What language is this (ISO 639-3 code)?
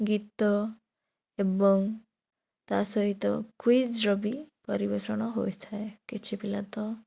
ori